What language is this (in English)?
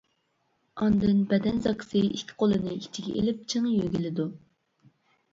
Uyghur